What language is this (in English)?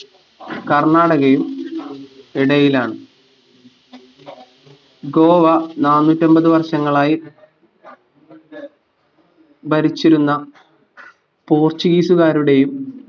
Malayalam